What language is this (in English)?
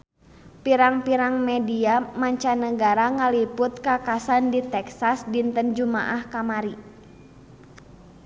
Sundanese